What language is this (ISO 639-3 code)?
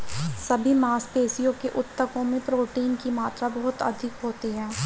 hin